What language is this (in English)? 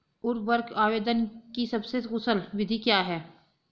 Hindi